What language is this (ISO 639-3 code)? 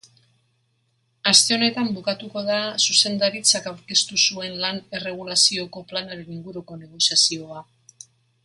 eus